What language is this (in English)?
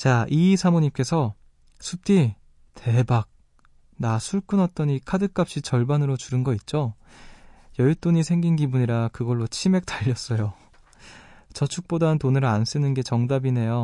Korean